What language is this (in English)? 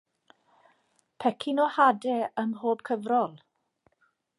Welsh